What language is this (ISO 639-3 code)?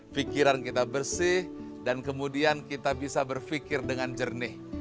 ind